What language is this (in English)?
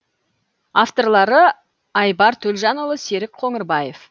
Kazakh